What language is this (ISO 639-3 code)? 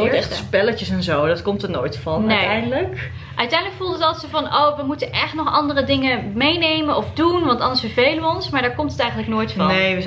nld